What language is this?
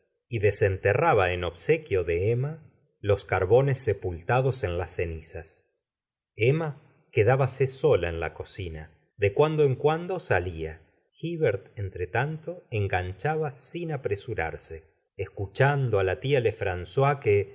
Spanish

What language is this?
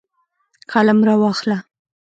Pashto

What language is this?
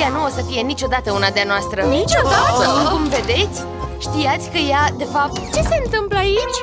Romanian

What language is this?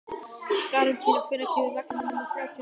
Icelandic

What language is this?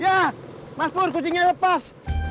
Indonesian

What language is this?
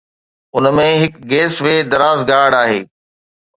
Sindhi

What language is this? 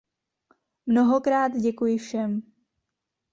Czech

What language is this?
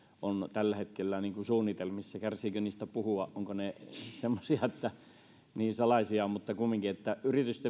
Finnish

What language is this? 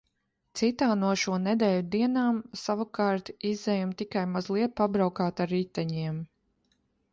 Latvian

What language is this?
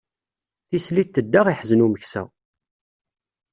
Kabyle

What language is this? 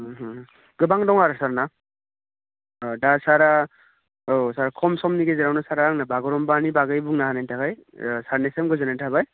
Bodo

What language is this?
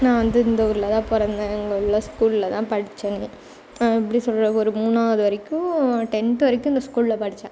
Tamil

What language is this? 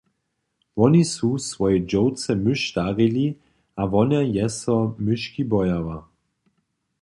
Upper Sorbian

